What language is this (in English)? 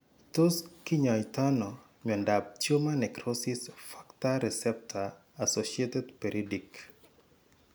Kalenjin